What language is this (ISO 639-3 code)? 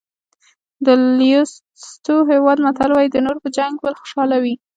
pus